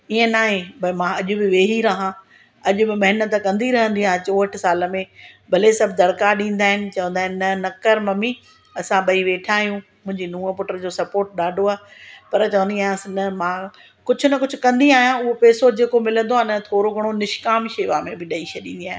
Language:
Sindhi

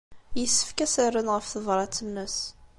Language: Kabyle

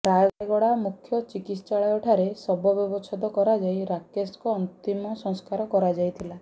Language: Odia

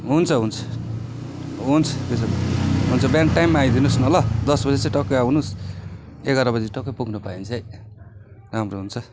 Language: Nepali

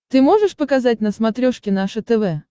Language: Russian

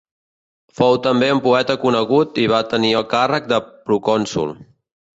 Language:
Catalan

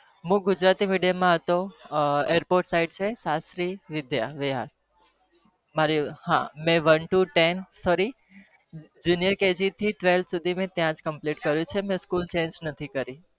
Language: Gujarati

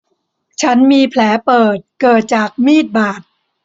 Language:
Thai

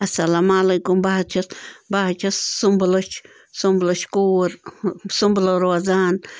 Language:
Kashmiri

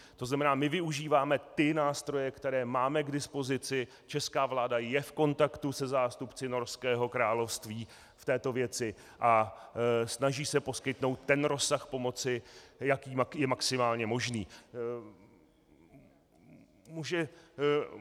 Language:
Czech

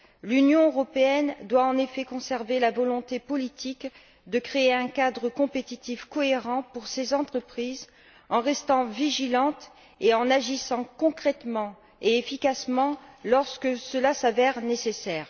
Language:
French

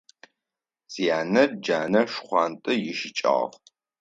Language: Adyghe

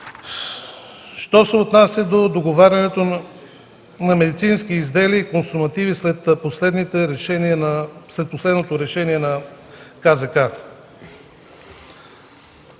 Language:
Bulgarian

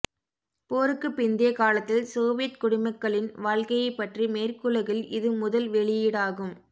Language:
Tamil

